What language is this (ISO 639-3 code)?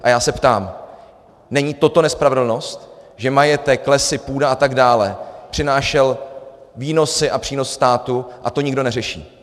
ces